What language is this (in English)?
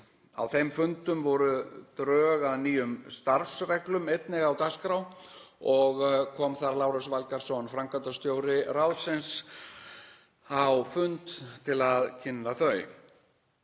Icelandic